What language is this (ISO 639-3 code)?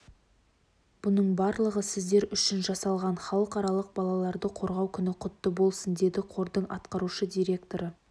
kaz